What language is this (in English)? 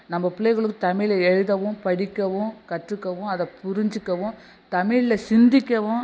Tamil